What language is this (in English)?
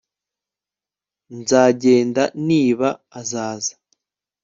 Kinyarwanda